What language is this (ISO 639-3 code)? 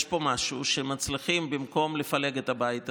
heb